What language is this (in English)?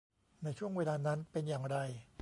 Thai